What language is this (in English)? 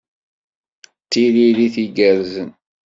Kabyle